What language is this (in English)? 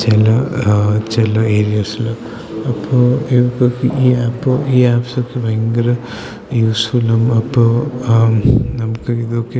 Malayalam